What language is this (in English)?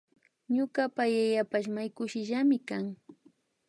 Imbabura Highland Quichua